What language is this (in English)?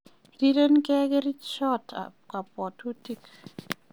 Kalenjin